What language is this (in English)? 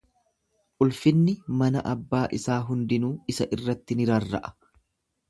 Oromo